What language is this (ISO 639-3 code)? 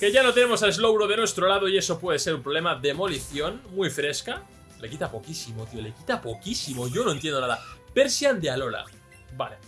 spa